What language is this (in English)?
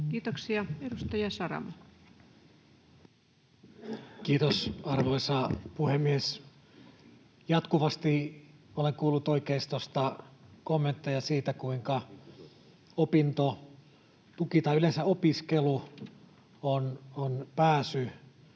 Finnish